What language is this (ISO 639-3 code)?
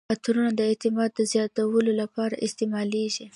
pus